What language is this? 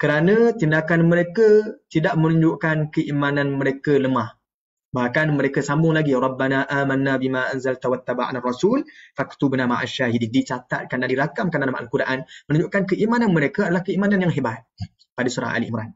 Malay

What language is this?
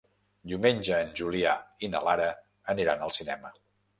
Catalan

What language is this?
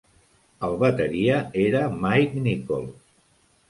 Catalan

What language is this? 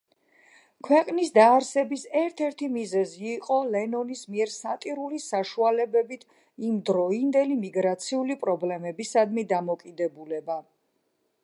Georgian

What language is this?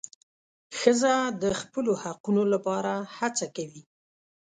Pashto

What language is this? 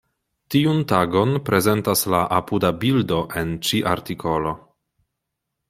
Esperanto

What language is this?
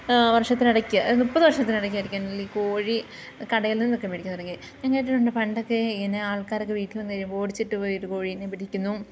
Malayalam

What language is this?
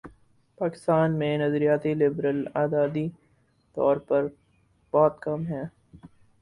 Urdu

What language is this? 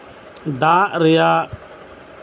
Santali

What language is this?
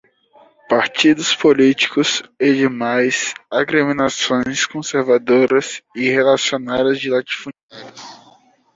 Portuguese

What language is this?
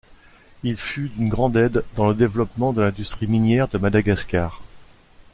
French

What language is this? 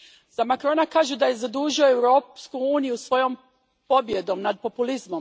Croatian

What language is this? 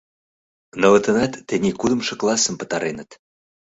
Mari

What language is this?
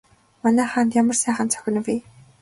Mongolian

